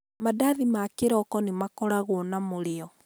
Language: Kikuyu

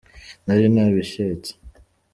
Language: Kinyarwanda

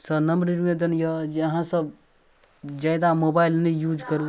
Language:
Maithili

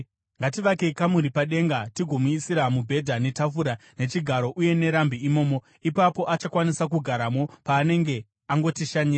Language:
Shona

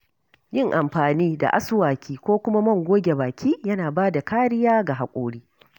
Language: Hausa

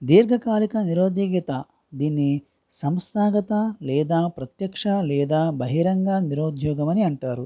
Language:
Telugu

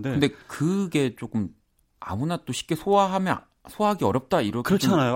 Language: Korean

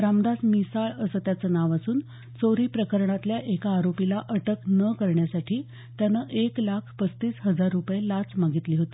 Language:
Marathi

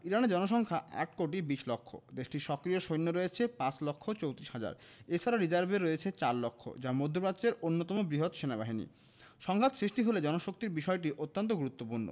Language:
Bangla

